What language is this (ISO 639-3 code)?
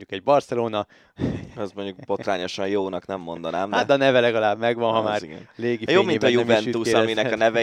hun